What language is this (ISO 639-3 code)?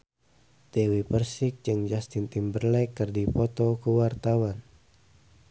sun